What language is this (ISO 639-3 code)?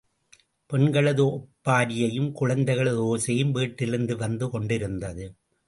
tam